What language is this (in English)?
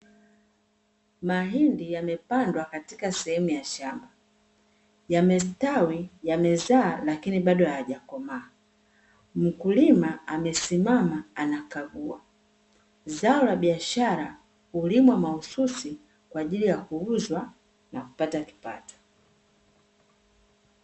Swahili